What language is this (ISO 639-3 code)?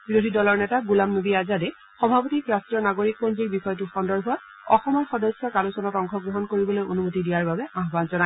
asm